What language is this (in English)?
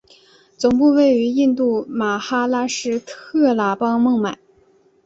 Chinese